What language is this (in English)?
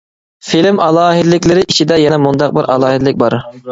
Uyghur